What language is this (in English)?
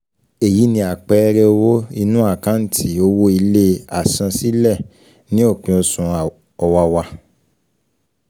Yoruba